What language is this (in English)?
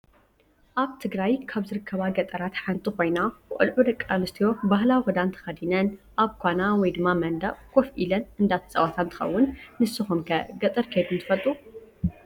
Tigrinya